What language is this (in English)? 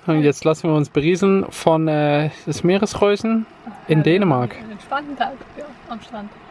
German